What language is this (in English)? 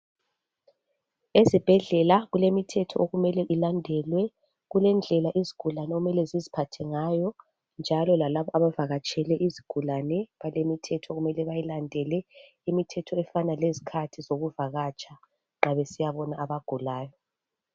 North Ndebele